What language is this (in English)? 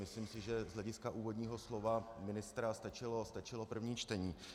Czech